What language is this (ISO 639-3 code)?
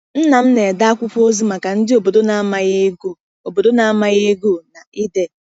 ibo